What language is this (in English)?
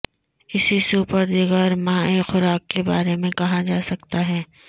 Urdu